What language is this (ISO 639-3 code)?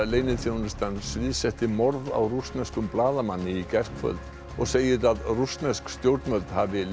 isl